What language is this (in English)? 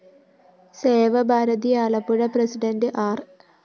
Malayalam